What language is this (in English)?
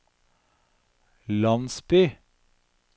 Norwegian